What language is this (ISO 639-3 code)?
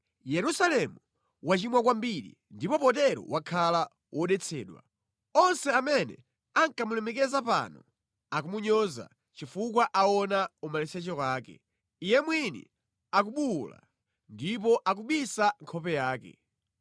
nya